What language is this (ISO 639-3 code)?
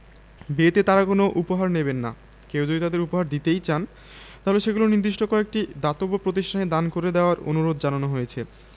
ben